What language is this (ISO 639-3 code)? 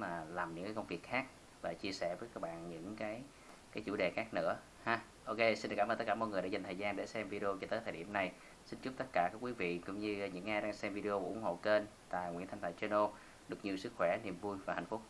vie